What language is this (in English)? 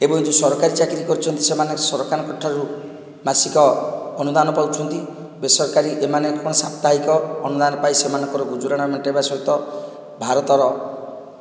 Odia